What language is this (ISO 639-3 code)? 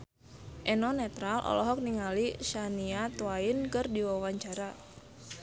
sun